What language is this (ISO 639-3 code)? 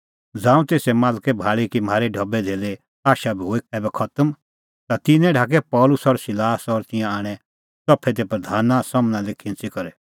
kfx